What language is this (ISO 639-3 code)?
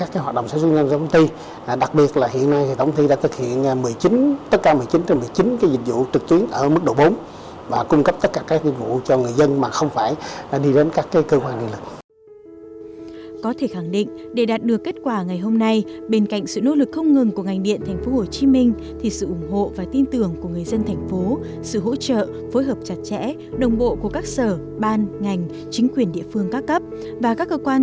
vie